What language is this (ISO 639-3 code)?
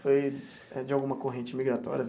por